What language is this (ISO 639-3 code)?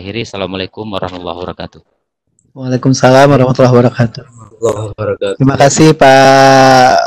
ind